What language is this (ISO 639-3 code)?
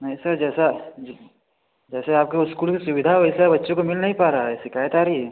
hin